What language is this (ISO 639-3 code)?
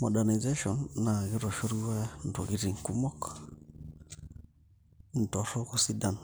mas